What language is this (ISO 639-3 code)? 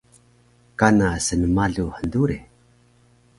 trv